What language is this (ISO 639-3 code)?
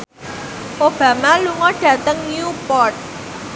jav